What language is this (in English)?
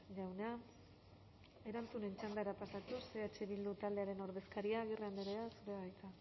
Basque